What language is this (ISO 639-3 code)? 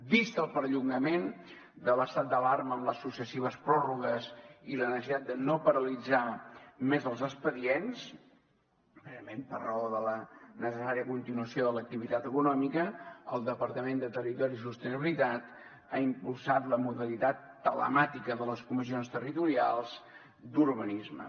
cat